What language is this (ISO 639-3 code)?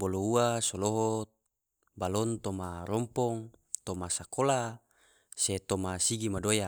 tvo